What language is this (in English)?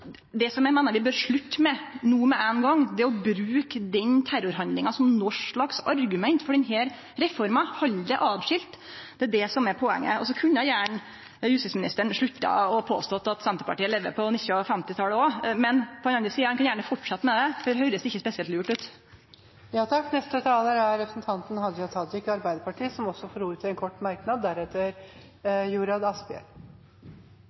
Norwegian